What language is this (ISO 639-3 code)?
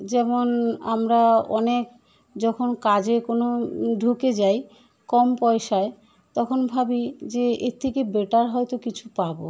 ben